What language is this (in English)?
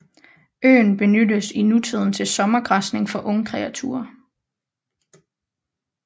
Danish